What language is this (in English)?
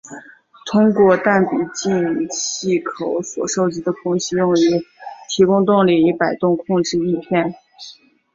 Chinese